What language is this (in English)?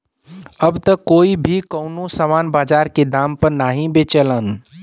Bhojpuri